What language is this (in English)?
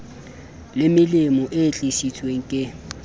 Southern Sotho